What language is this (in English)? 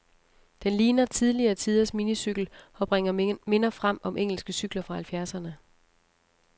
Danish